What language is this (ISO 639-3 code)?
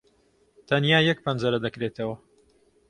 ckb